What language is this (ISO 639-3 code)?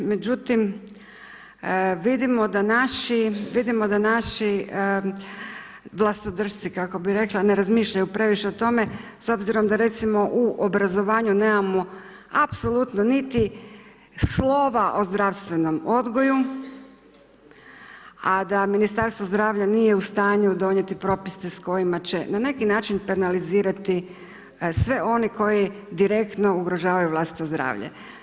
hrv